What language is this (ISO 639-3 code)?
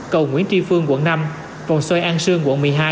vie